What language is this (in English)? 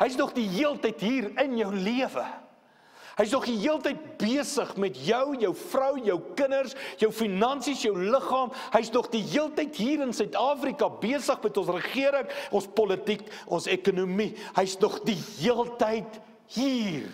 Dutch